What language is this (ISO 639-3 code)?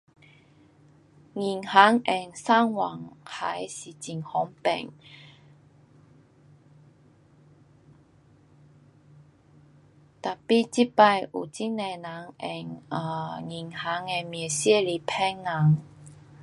cpx